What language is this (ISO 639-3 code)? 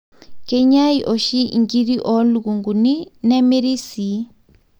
mas